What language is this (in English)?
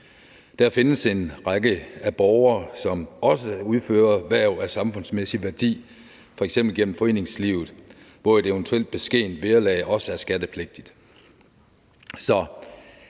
Danish